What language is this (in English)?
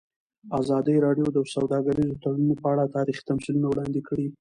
Pashto